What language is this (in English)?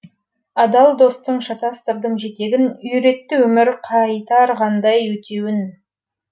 Kazakh